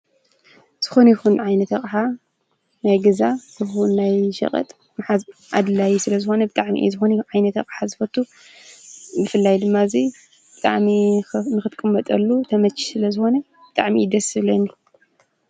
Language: Tigrinya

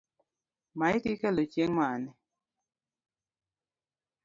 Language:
Luo (Kenya and Tanzania)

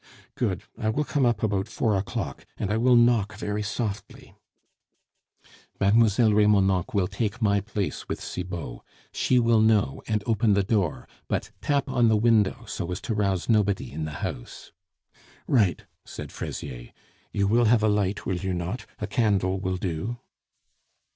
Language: English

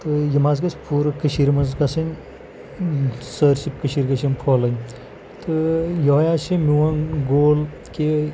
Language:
Kashmiri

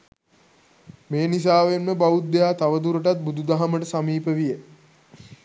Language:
Sinhala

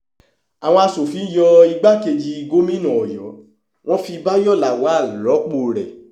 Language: Yoruba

